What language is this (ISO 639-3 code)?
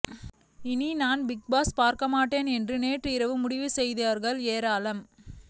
tam